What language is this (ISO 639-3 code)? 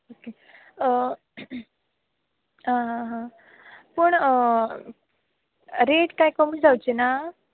kok